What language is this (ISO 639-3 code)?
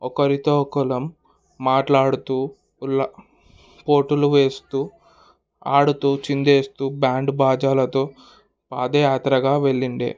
tel